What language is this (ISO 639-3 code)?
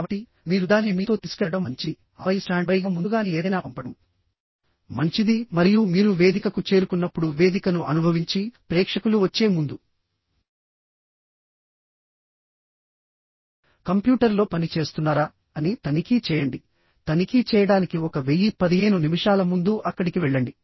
tel